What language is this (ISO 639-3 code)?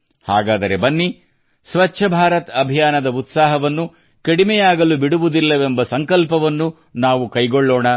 kan